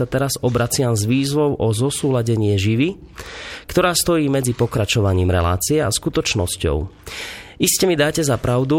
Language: Slovak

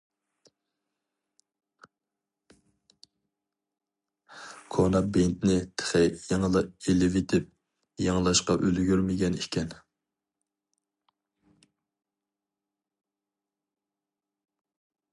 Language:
Uyghur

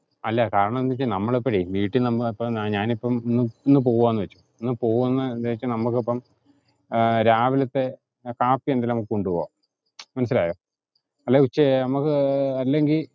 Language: Malayalam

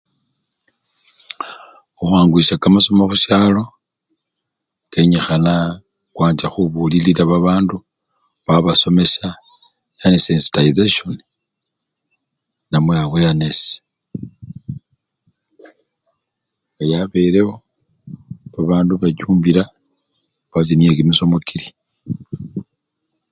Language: Luyia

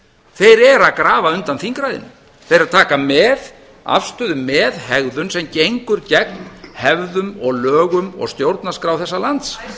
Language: Icelandic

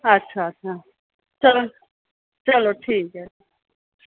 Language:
Dogri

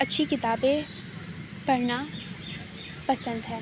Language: Urdu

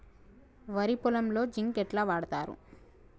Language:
Telugu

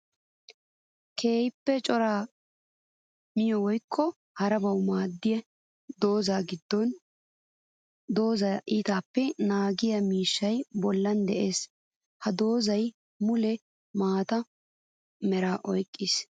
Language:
Wolaytta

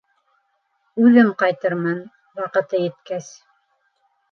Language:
Bashkir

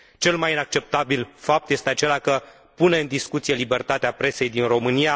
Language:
Romanian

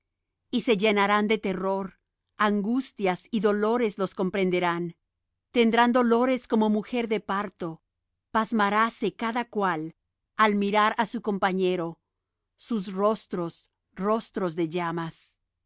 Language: Spanish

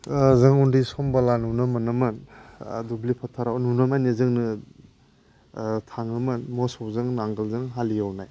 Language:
Bodo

